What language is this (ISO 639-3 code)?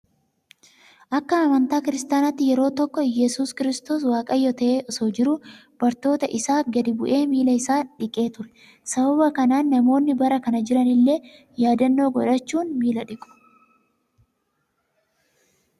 orm